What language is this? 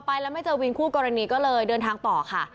Thai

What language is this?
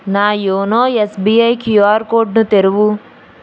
Telugu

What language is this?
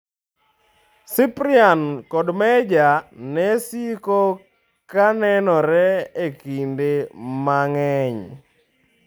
Luo (Kenya and Tanzania)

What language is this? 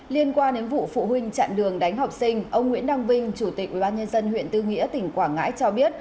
Vietnamese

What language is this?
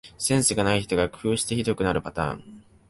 Japanese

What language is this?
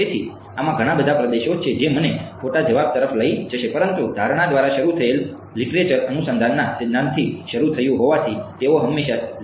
Gujarati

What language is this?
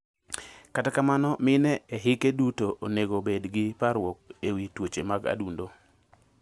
Luo (Kenya and Tanzania)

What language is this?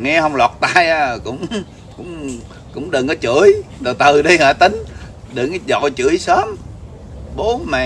Vietnamese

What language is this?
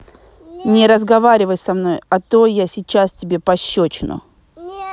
Russian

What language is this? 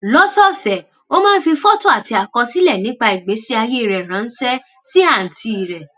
Yoruba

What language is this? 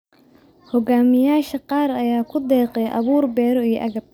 Somali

